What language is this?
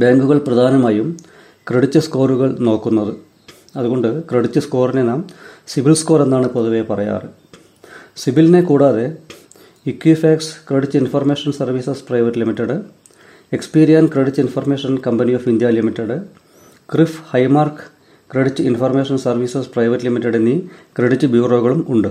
Malayalam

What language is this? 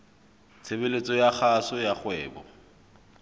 Southern Sotho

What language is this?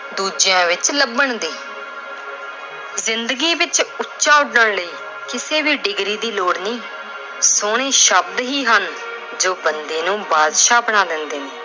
Punjabi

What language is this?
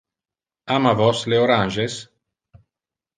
Interlingua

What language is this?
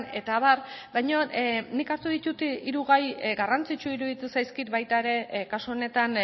Basque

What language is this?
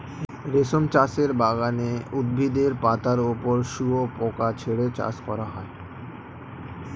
Bangla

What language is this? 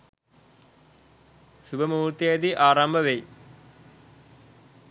Sinhala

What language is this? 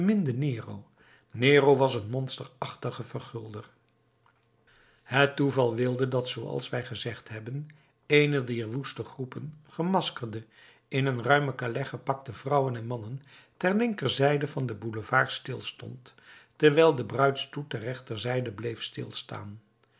Dutch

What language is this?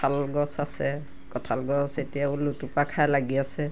Assamese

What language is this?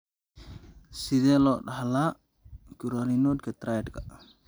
Somali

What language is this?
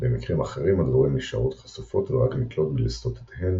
Hebrew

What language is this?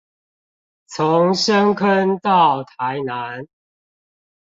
Chinese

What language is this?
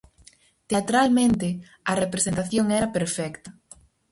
Galician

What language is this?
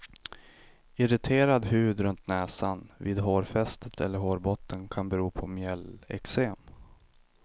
Swedish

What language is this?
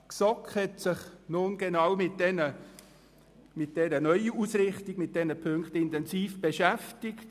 Swiss German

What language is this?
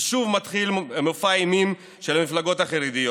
Hebrew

